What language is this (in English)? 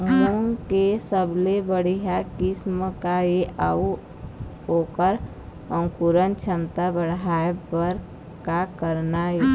Chhattisgarhi